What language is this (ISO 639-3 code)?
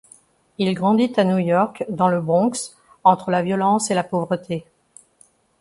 fra